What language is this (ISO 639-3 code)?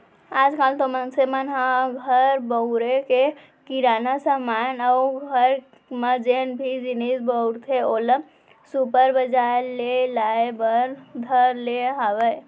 hne